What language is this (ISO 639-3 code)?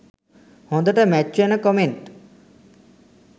sin